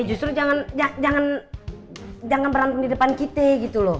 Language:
Indonesian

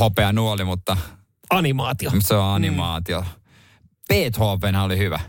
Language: Finnish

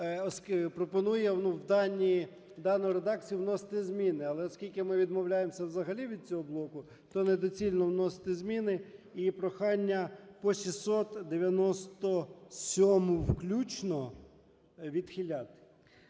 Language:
Ukrainian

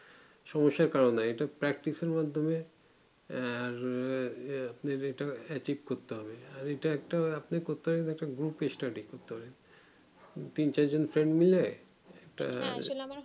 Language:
Bangla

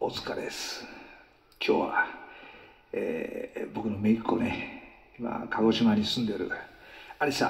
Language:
Japanese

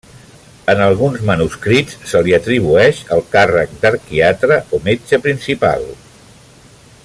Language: Catalan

